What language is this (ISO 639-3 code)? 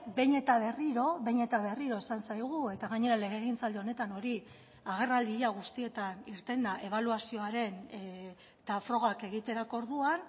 eus